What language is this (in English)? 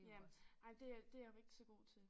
Danish